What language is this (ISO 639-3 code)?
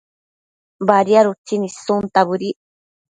mcf